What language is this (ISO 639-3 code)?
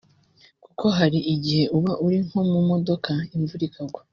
kin